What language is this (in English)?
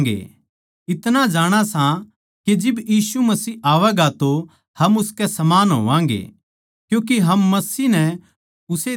Haryanvi